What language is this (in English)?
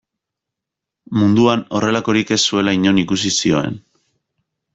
Basque